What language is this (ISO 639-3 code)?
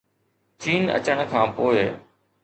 snd